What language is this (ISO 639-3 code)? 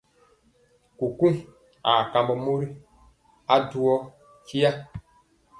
mcx